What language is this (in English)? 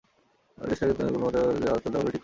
Bangla